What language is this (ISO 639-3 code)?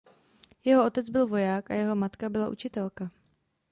ces